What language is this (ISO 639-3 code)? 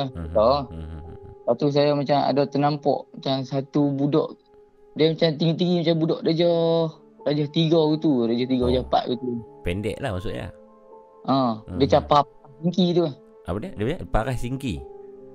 msa